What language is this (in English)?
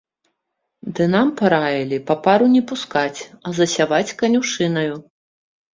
Belarusian